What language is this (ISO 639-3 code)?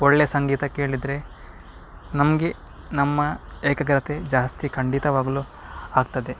kan